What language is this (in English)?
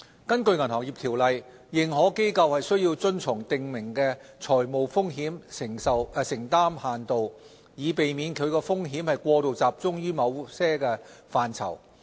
Cantonese